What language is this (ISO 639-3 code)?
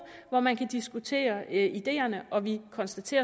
dan